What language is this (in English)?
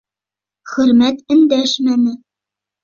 Bashkir